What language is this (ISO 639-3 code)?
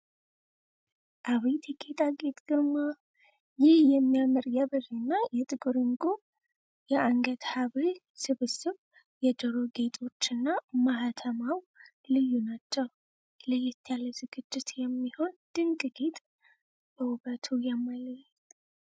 amh